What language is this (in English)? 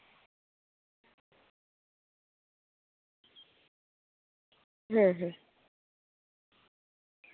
Santali